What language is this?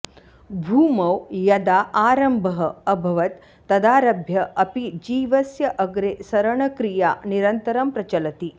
Sanskrit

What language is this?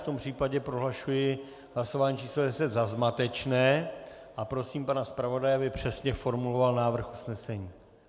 Czech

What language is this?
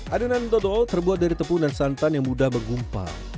Indonesian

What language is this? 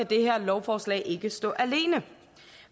Danish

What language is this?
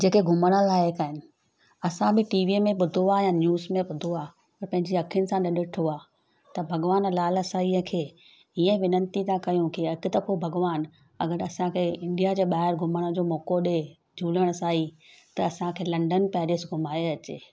Sindhi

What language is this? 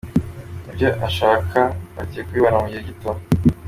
Kinyarwanda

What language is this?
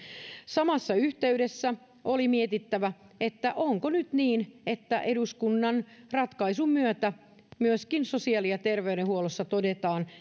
Finnish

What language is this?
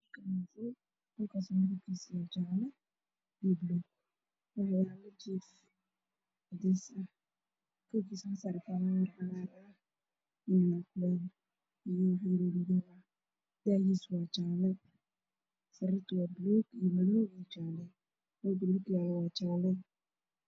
Somali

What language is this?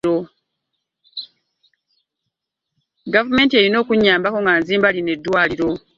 Ganda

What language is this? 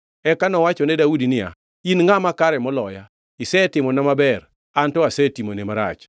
Luo (Kenya and Tanzania)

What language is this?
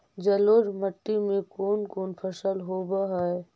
Magahi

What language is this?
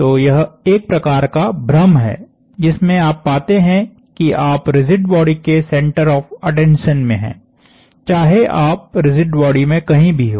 Hindi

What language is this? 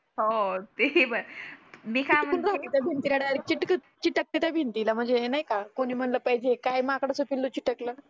Marathi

